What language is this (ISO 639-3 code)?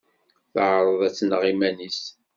kab